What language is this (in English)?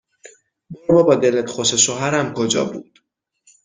Persian